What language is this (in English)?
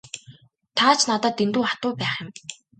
Mongolian